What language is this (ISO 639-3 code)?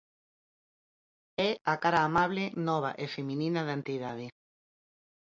glg